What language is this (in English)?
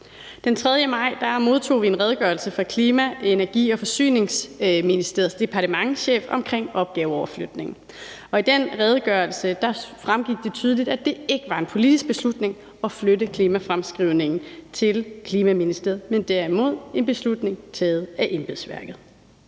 Danish